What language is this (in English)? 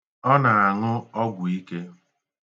Igbo